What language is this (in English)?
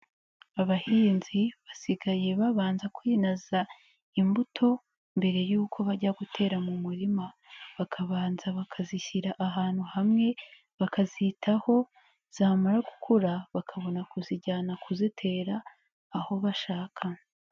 Kinyarwanda